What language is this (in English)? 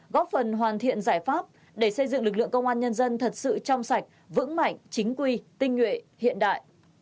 Vietnamese